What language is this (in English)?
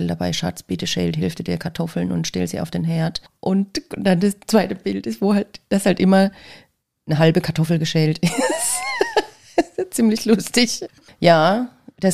German